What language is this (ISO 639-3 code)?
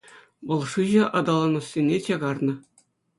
chv